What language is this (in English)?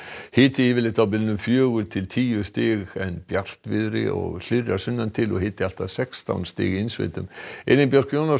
Icelandic